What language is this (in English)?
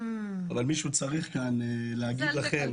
Hebrew